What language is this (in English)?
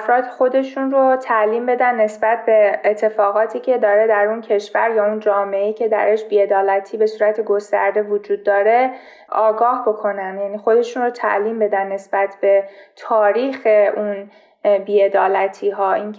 Persian